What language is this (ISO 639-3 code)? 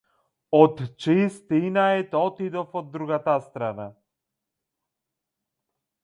mkd